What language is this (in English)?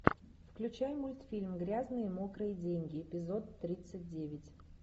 Russian